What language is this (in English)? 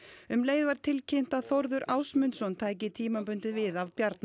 Icelandic